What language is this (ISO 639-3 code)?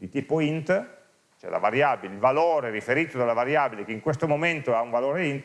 ita